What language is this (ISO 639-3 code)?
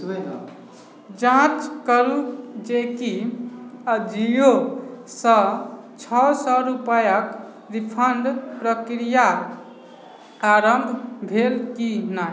mai